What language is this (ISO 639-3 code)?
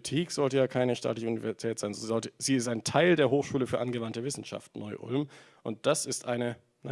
deu